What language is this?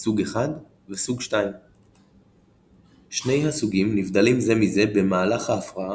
Hebrew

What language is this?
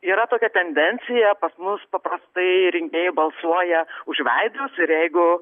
Lithuanian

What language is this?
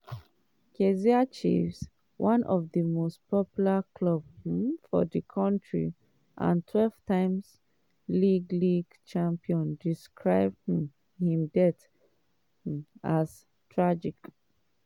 Nigerian Pidgin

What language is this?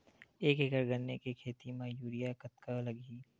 Chhattisgarhi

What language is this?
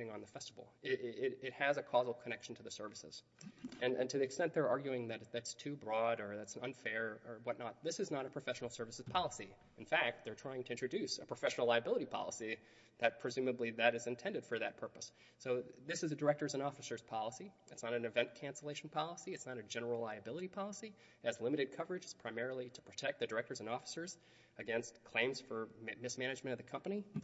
English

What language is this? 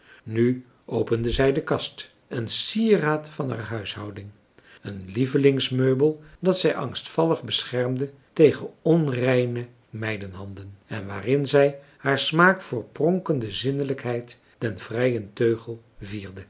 Dutch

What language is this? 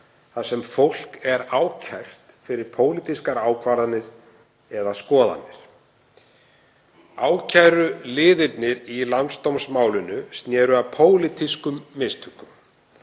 Icelandic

